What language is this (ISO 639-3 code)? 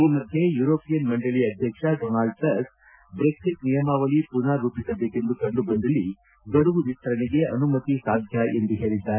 kan